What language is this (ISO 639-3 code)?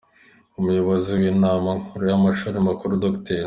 kin